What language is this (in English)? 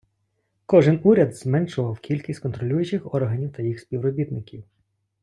Ukrainian